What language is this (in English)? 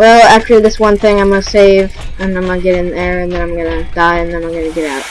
English